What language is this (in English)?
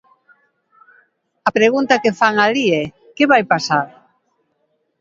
Galician